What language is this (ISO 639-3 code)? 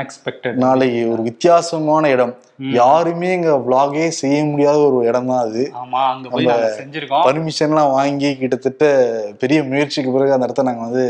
tam